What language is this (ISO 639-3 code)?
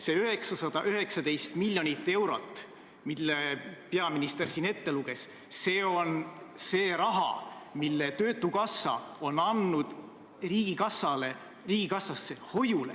est